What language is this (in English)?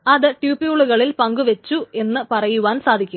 Malayalam